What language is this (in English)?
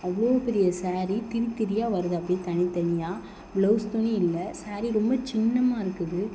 Tamil